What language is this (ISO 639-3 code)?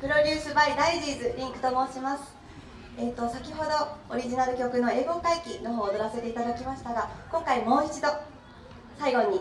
jpn